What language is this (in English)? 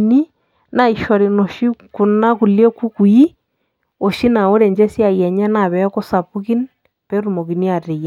Masai